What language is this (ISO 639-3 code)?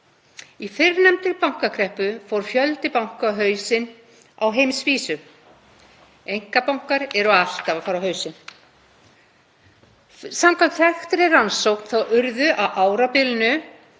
isl